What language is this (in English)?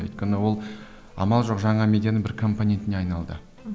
Kazakh